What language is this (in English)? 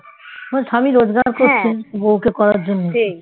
Bangla